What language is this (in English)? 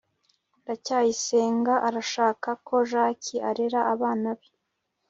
Kinyarwanda